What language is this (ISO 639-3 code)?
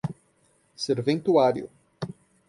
por